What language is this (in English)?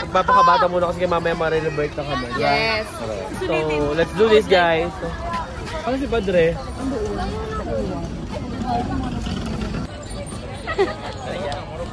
Filipino